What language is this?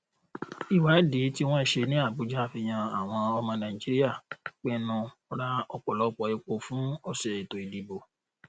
Yoruba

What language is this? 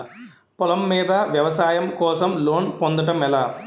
Telugu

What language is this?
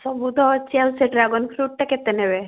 Odia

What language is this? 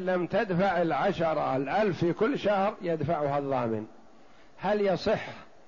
Arabic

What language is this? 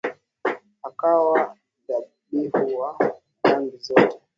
Swahili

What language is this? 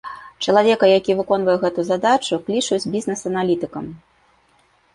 Belarusian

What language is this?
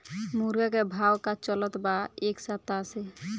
Bhojpuri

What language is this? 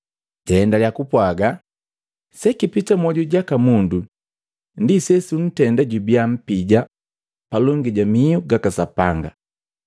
Matengo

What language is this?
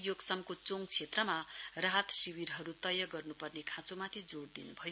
Nepali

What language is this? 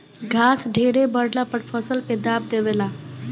Bhojpuri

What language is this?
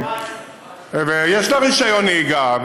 Hebrew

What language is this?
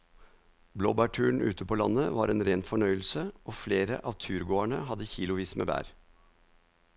Norwegian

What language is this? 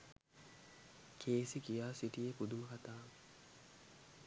Sinhala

